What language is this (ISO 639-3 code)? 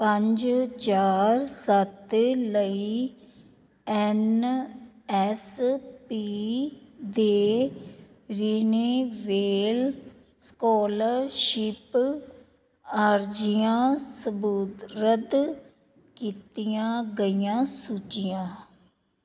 pan